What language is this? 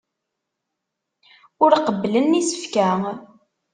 Kabyle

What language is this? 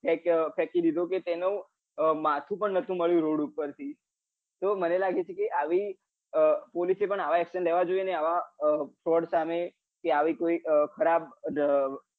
Gujarati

